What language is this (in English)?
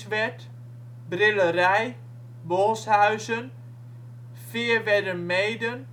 Dutch